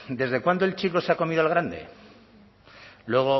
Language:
Spanish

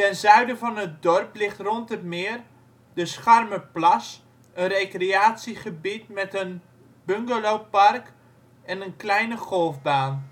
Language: Dutch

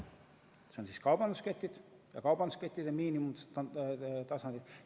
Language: Estonian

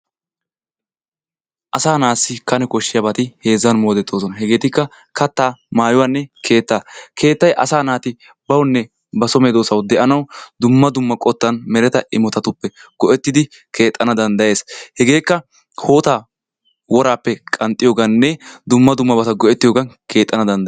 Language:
Wolaytta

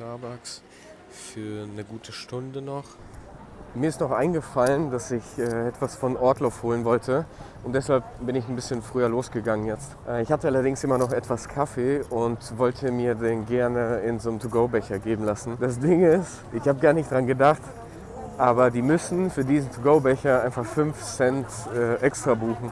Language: German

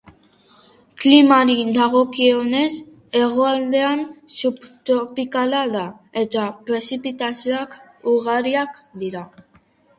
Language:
Basque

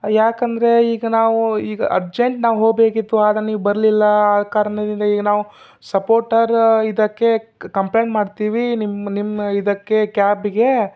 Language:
Kannada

